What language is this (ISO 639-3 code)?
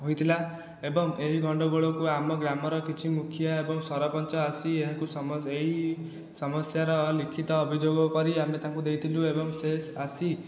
ori